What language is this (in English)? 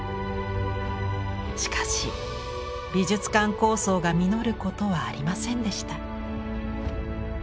Japanese